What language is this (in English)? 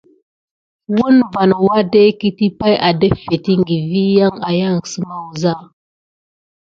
Gidar